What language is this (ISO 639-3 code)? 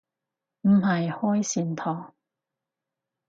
yue